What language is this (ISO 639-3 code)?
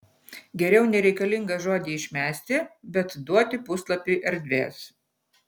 lit